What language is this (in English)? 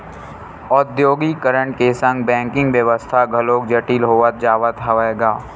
Chhattisgarhi